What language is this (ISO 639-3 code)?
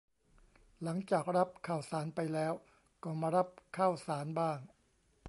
tha